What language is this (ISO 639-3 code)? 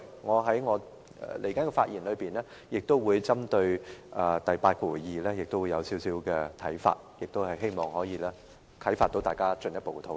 yue